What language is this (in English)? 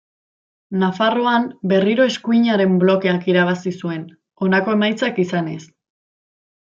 Basque